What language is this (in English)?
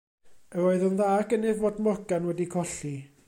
Welsh